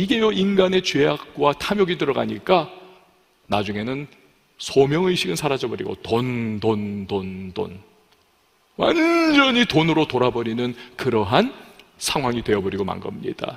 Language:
Korean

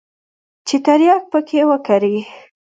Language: Pashto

